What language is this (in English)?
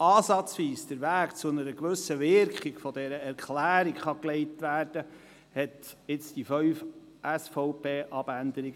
Swiss German